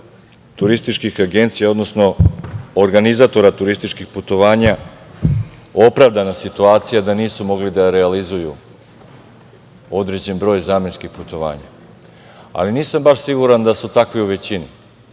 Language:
Serbian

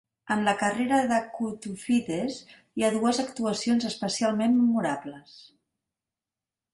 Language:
Catalan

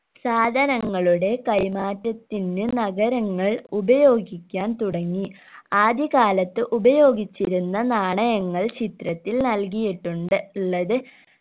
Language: Malayalam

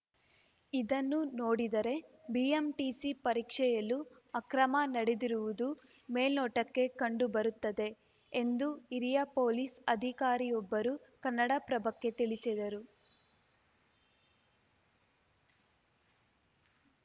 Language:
Kannada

